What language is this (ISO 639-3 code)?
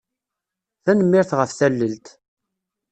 kab